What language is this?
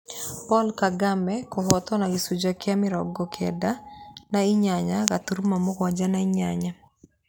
Kikuyu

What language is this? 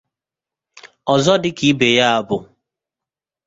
Igbo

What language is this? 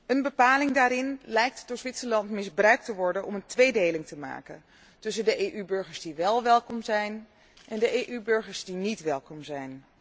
Dutch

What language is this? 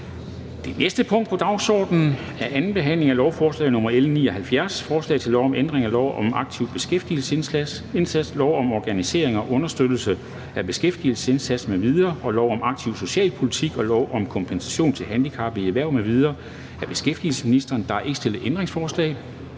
Danish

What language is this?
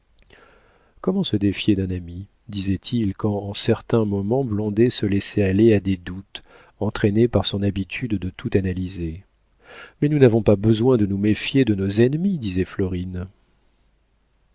French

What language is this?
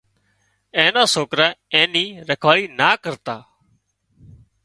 Wadiyara Koli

